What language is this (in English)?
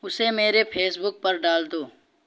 Urdu